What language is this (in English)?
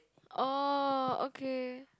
English